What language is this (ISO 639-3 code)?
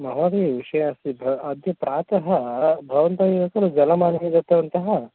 san